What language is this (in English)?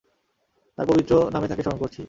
Bangla